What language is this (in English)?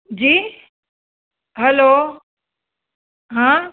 Sindhi